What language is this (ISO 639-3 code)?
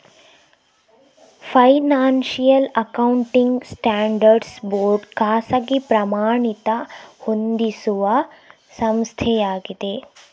kan